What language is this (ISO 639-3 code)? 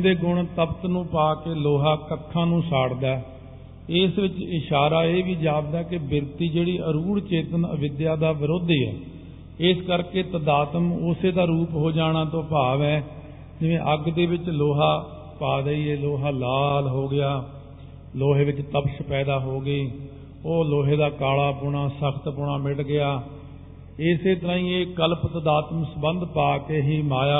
pan